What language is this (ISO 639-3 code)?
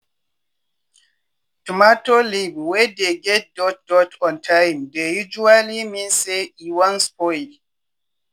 pcm